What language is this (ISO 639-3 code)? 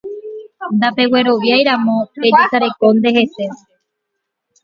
grn